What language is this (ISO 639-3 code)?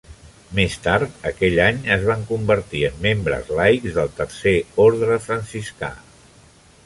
cat